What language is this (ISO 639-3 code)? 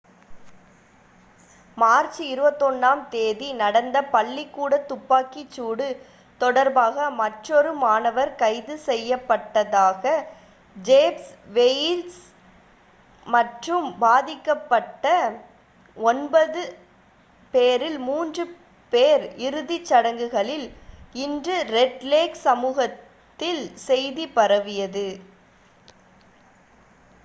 tam